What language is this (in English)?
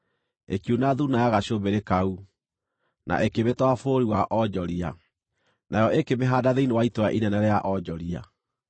Kikuyu